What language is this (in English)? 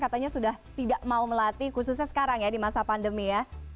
Indonesian